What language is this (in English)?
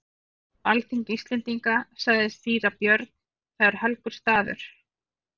Icelandic